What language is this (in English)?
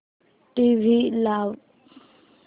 Marathi